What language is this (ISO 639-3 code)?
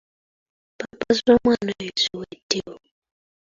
lug